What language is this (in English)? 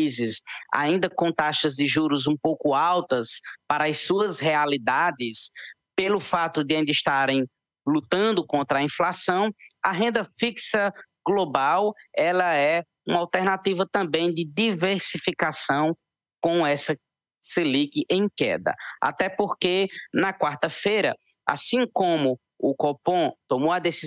Portuguese